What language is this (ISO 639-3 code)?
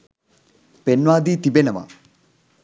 sin